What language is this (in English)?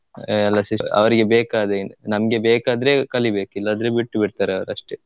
Kannada